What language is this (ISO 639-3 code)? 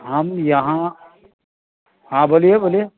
urd